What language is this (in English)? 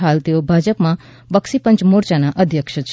Gujarati